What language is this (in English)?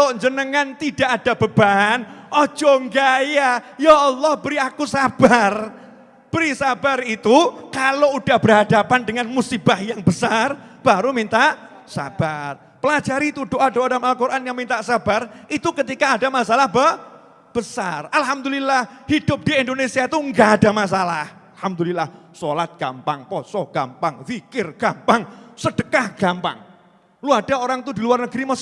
Indonesian